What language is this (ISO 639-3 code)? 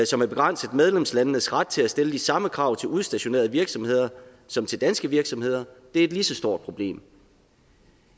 dan